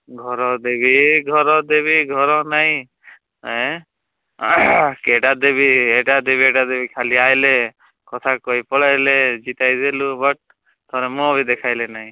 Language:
Odia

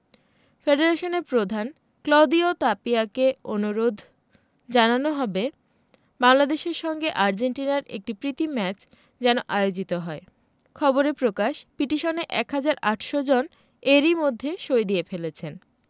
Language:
Bangla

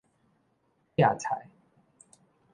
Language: Min Nan Chinese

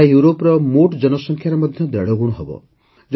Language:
Odia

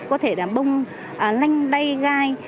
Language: Vietnamese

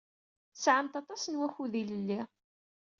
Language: Kabyle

